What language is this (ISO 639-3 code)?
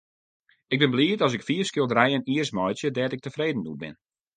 fry